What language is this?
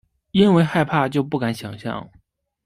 Chinese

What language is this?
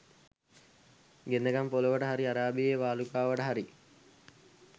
Sinhala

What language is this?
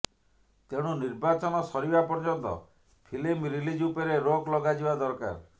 Odia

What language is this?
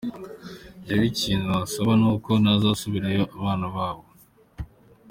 Kinyarwanda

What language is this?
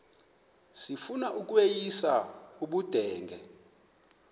Xhosa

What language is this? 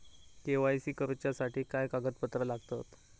Marathi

